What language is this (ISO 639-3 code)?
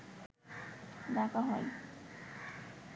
ben